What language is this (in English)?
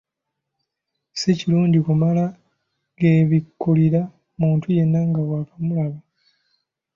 Ganda